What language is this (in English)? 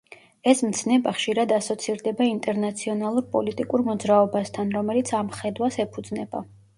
Georgian